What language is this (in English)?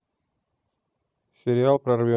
Russian